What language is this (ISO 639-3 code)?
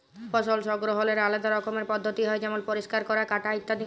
ben